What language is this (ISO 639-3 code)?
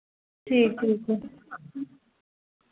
doi